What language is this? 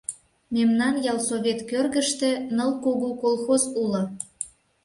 Mari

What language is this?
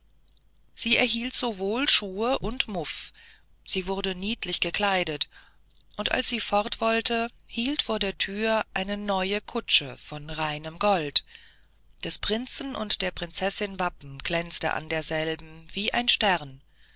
German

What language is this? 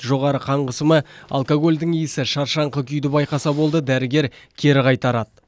Kazakh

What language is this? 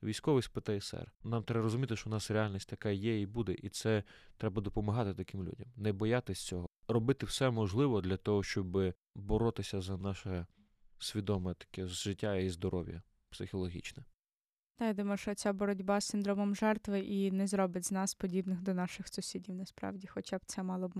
Ukrainian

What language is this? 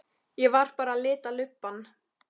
Icelandic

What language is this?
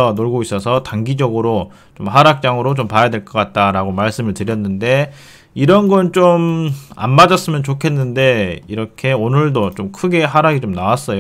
Korean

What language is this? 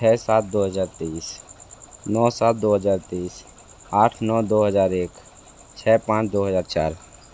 Hindi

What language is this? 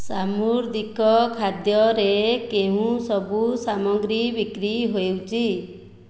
Odia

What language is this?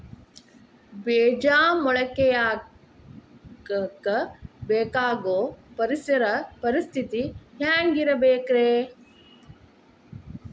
Kannada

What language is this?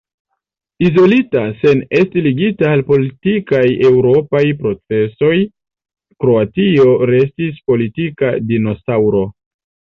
Esperanto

